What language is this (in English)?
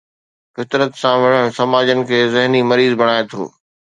Sindhi